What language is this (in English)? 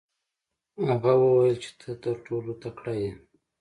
Pashto